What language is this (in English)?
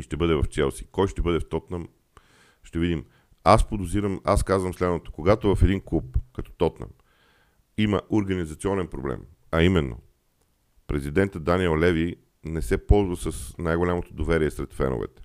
Bulgarian